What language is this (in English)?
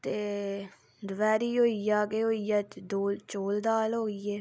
Dogri